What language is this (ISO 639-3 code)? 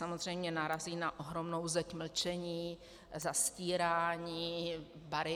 ces